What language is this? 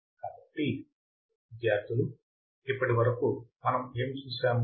Telugu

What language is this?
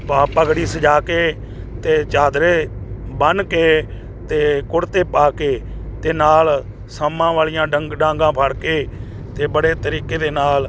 Punjabi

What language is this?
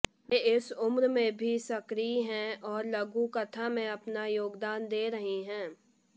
Hindi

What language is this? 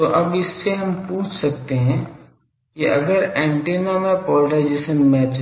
Hindi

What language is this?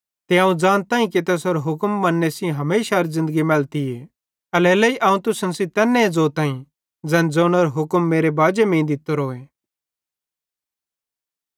Bhadrawahi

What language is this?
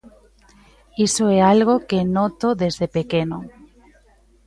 Galician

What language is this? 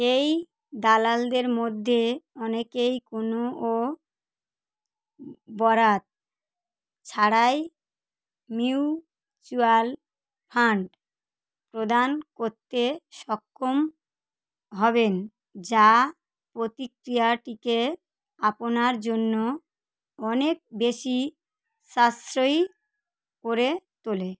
Bangla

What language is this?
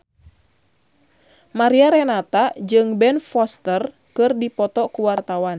Sundanese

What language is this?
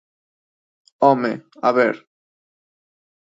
Galician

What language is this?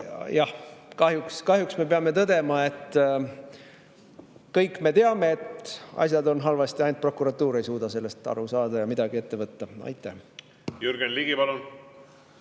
Estonian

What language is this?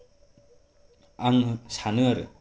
Bodo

